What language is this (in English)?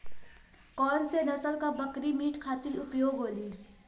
Bhojpuri